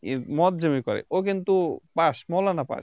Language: Bangla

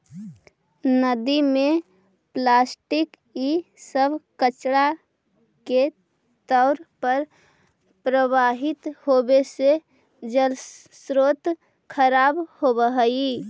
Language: Magahi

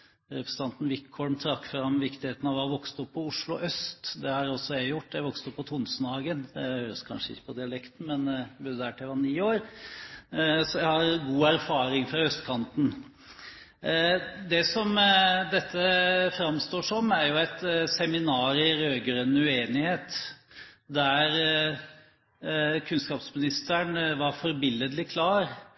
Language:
Norwegian Bokmål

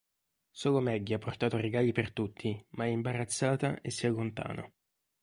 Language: Italian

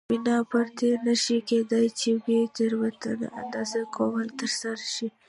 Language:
Pashto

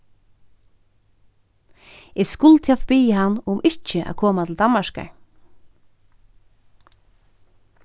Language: Faroese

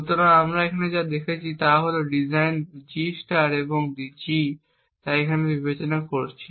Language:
Bangla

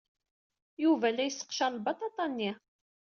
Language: Kabyle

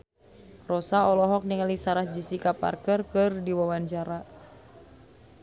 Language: Sundanese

